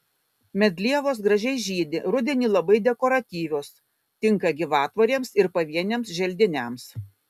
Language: Lithuanian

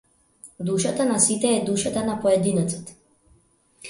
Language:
Macedonian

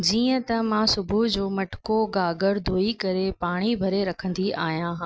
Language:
Sindhi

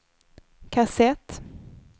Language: Swedish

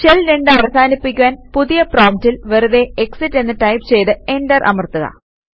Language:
Malayalam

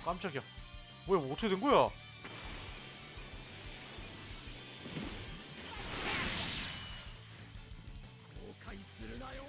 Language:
Korean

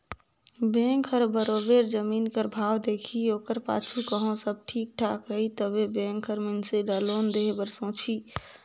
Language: Chhattisgarhi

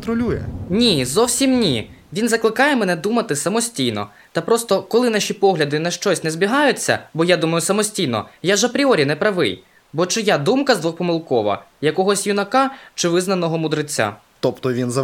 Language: Ukrainian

